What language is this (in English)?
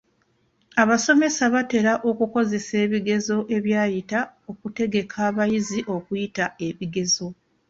Ganda